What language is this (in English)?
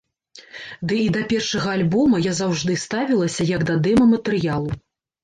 Belarusian